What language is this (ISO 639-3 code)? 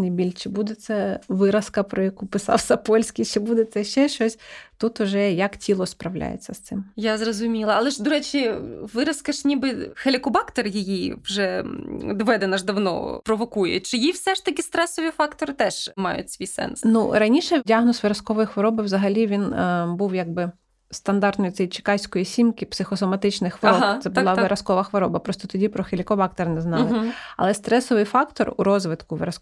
ukr